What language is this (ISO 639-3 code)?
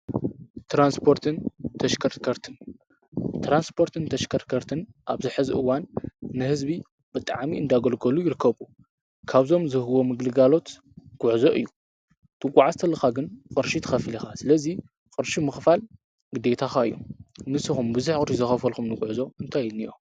tir